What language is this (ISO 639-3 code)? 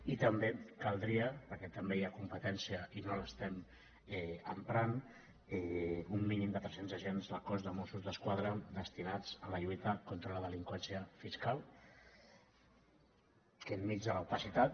cat